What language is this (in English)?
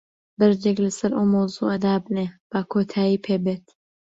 Central Kurdish